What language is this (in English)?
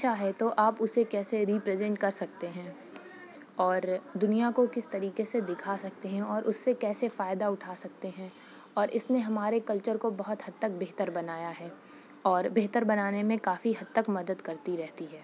Urdu